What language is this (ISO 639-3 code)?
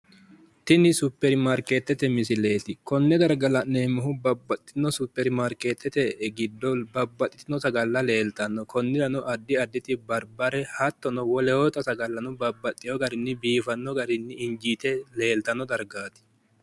sid